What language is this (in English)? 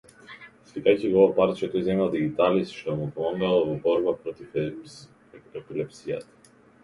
Macedonian